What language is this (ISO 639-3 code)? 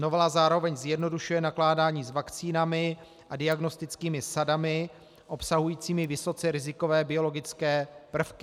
ces